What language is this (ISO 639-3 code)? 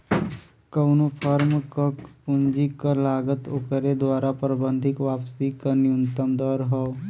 bho